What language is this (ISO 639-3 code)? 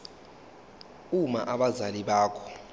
zul